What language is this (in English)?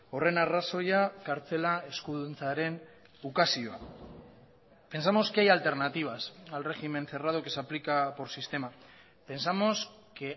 Spanish